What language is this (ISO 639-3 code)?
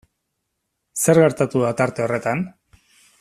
eus